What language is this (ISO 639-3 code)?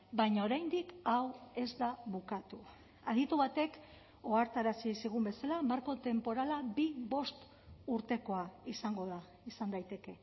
eus